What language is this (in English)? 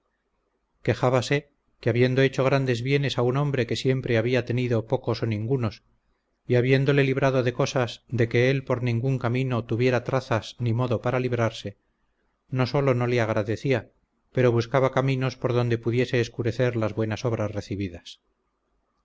Spanish